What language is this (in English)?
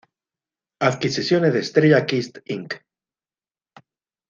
Spanish